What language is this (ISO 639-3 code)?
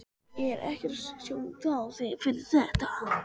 isl